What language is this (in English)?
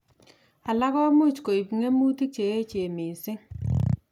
Kalenjin